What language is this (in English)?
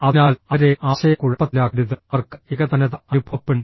Malayalam